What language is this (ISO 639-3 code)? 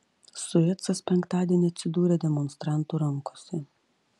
lit